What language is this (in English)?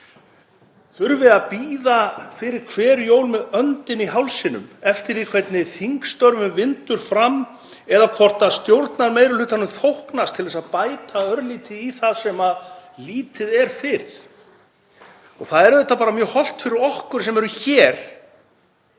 Icelandic